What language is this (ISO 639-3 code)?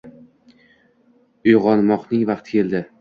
uzb